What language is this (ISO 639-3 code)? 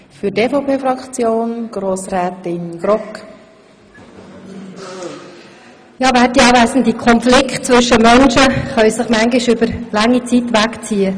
gsw